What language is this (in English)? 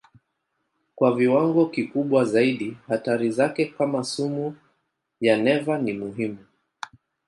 Swahili